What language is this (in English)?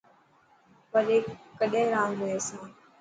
Dhatki